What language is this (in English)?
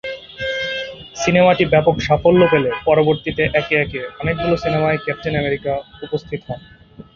Bangla